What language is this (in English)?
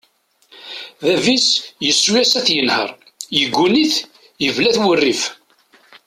Kabyle